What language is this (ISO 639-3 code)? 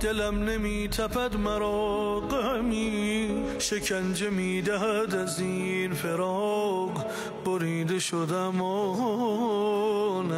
fas